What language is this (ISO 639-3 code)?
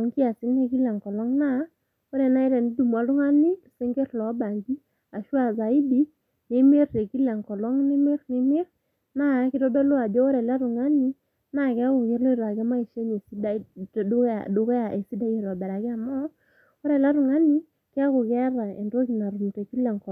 mas